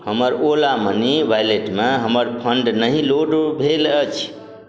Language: Maithili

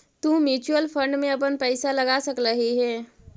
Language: Magahi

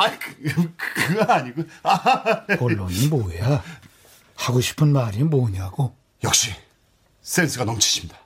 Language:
Korean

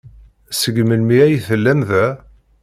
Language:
Kabyle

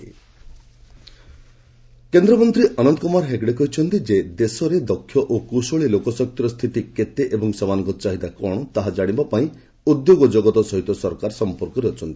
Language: Odia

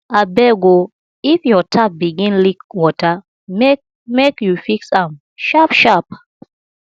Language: Nigerian Pidgin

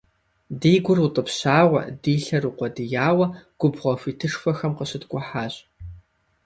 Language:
Kabardian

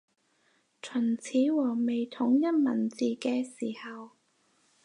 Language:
Cantonese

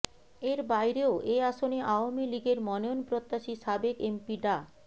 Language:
Bangla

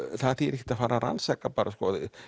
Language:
Icelandic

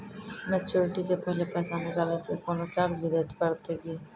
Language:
Maithili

